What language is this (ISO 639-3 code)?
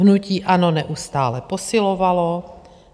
ces